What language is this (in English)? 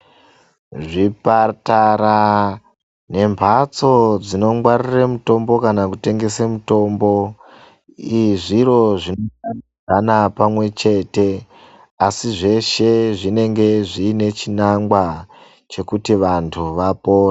Ndau